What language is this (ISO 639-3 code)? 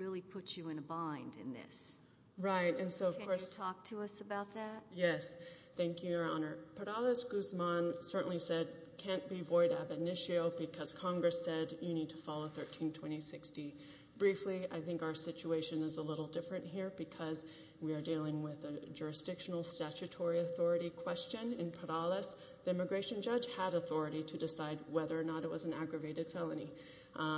eng